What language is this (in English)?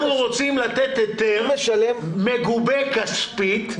Hebrew